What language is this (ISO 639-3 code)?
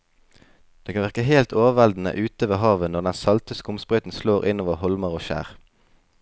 nor